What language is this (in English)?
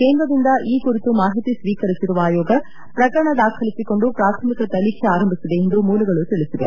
Kannada